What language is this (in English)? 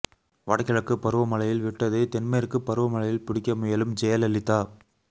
Tamil